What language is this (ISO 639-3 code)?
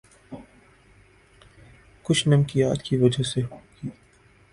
urd